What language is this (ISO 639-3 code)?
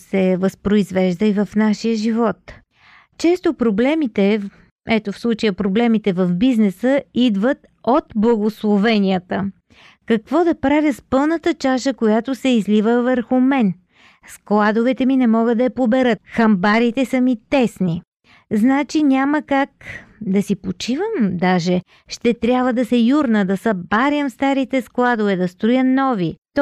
bul